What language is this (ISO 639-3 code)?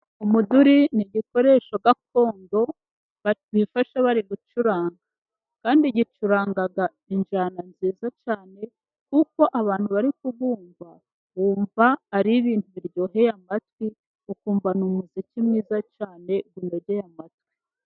kin